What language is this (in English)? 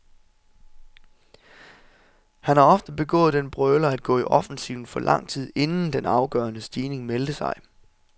Danish